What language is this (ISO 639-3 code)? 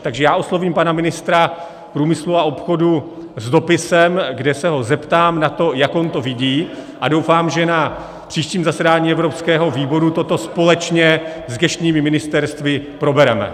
ces